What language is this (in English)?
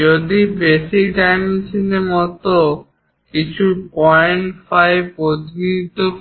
Bangla